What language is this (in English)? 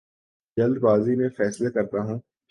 Urdu